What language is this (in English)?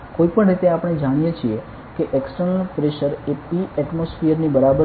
Gujarati